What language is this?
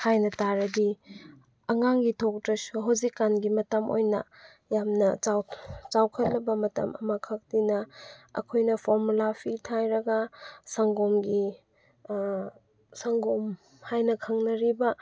Manipuri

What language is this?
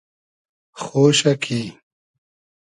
Hazaragi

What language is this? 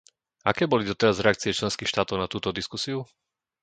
Slovak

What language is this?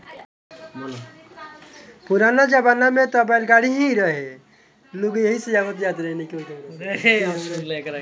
Bhojpuri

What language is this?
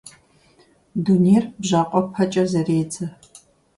Kabardian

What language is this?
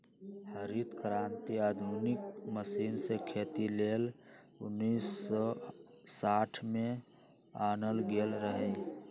Magahi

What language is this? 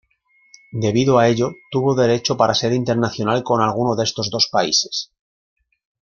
Spanish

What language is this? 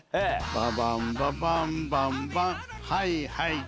Japanese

